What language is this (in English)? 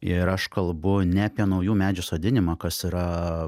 Lithuanian